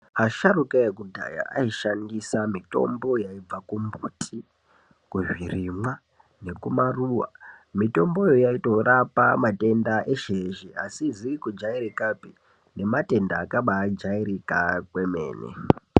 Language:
Ndau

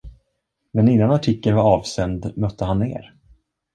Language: Swedish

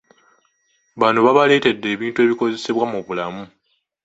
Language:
Ganda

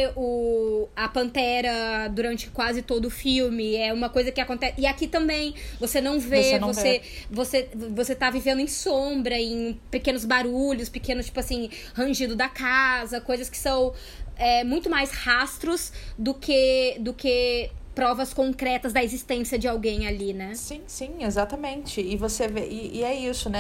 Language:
Portuguese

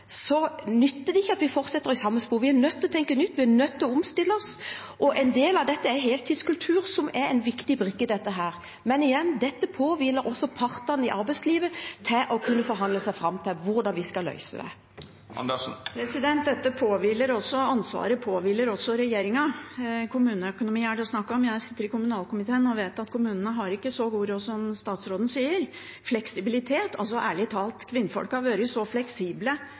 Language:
Norwegian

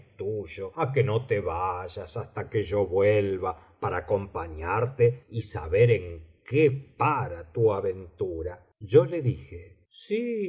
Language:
Spanish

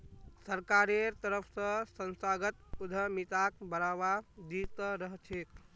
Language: Magahi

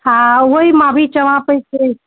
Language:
Sindhi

